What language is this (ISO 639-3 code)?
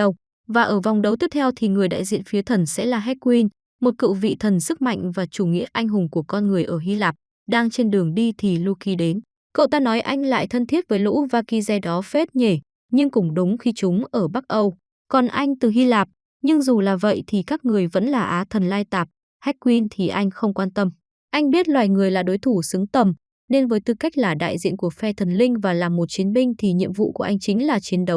vie